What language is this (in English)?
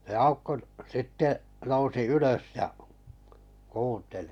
Finnish